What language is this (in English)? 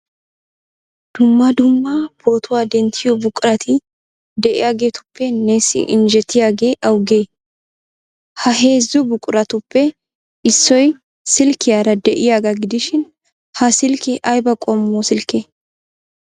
Wolaytta